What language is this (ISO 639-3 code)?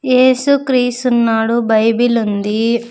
tel